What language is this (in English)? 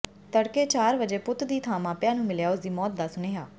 Punjabi